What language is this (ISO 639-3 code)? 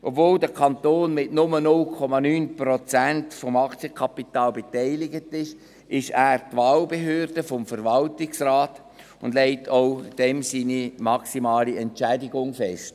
gsw